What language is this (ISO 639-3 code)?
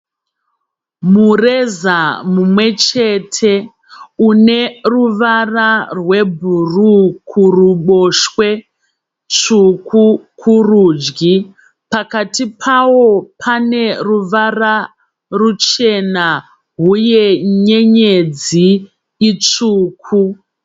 sna